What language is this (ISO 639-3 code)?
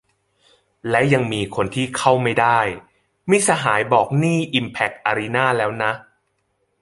tha